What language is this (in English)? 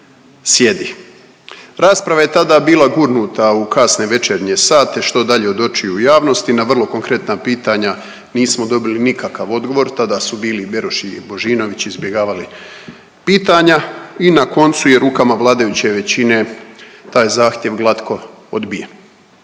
Croatian